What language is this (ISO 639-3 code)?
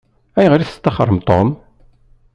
kab